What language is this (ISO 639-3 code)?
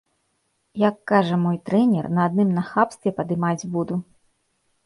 bel